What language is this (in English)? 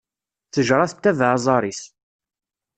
Kabyle